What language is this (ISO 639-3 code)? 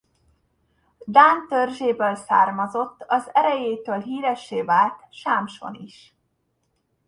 hun